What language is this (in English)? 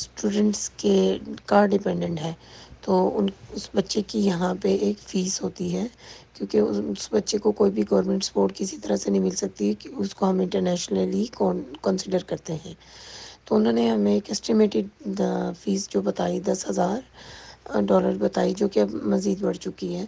Urdu